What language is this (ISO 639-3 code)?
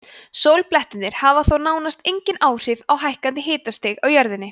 isl